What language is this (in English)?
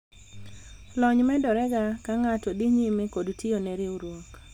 Luo (Kenya and Tanzania)